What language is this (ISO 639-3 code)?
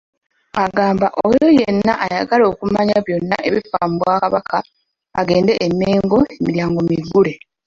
lug